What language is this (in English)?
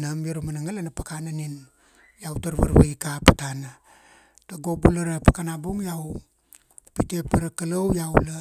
Kuanua